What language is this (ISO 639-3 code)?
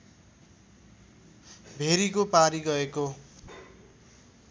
nep